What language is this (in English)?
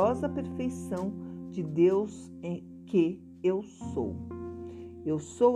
Portuguese